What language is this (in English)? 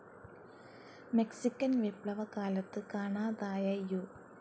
Malayalam